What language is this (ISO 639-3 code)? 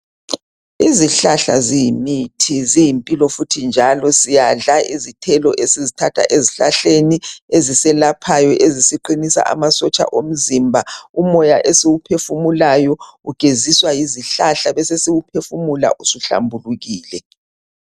nde